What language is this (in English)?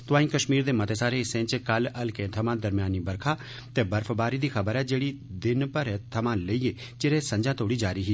Dogri